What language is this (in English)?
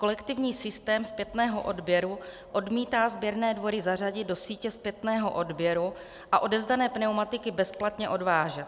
Czech